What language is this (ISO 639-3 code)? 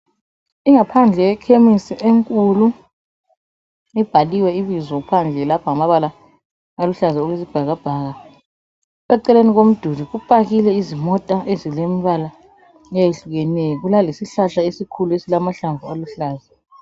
nde